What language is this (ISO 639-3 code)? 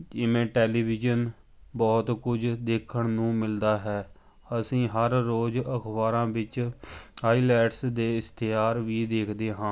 pan